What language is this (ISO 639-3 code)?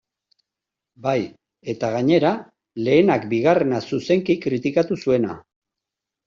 eus